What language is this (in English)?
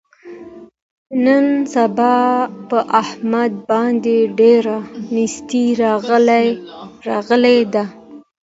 Pashto